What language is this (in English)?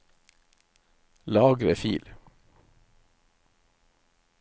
Norwegian